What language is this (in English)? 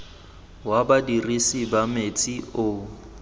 Tswana